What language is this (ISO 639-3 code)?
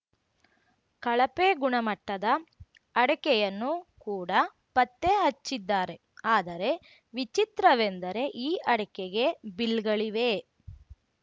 kan